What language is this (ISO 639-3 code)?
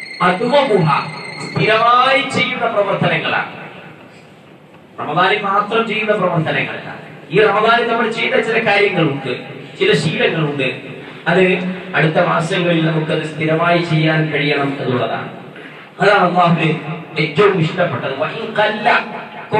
mal